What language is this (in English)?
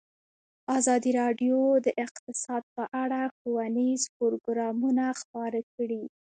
Pashto